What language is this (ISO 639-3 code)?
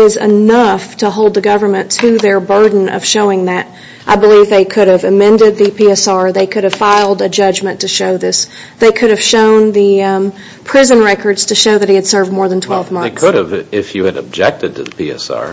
eng